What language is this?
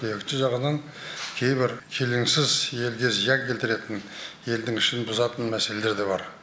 Kazakh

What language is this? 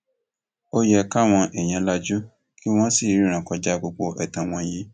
Yoruba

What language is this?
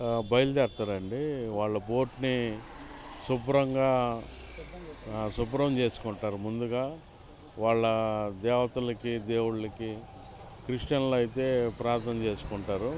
Telugu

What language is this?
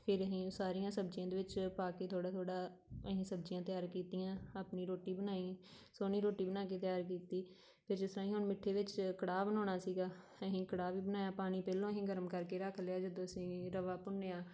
Punjabi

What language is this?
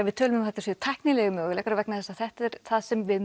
Icelandic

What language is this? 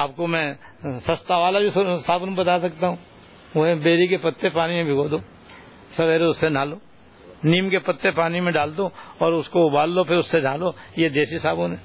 Urdu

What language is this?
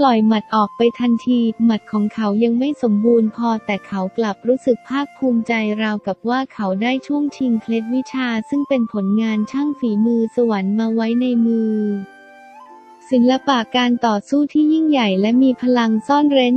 Thai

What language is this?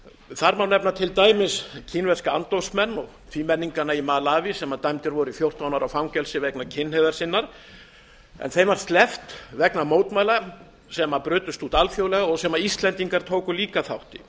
Icelandic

